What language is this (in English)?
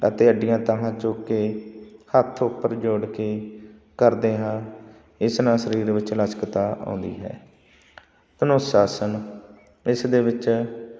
Punjabi